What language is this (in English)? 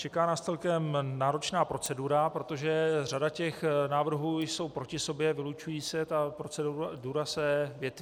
Czech